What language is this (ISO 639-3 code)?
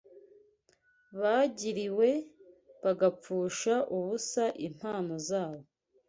kin